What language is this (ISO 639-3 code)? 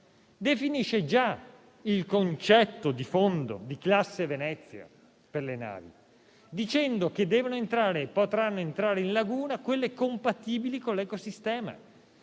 ita